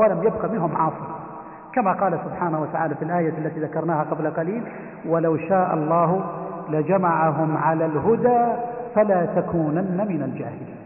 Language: Arabic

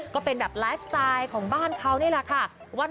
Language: Thai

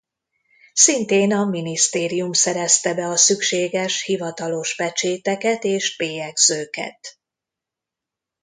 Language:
Hungarian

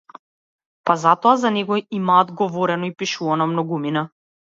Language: Macedonian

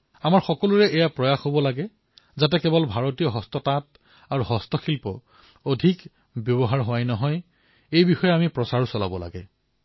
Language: Assamese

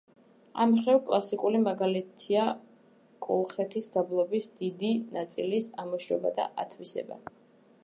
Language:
Georgian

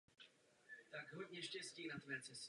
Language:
Czech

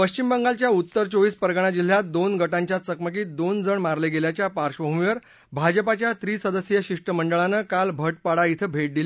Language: Marathi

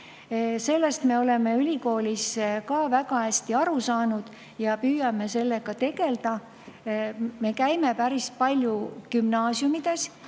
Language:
Estonian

